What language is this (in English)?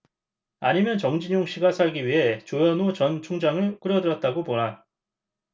Korean